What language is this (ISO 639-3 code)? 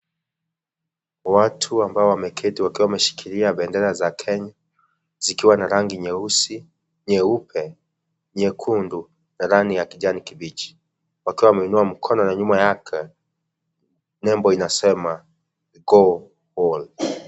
swa